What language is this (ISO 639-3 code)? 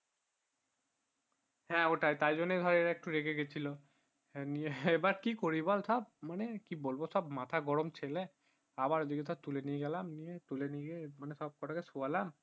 ben